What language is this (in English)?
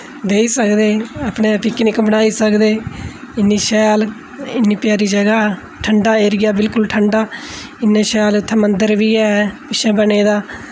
Dogri